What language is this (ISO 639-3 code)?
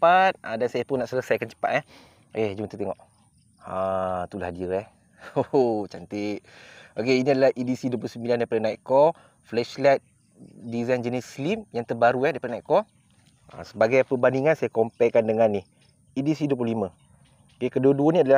msa